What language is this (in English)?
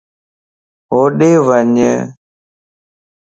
Lasi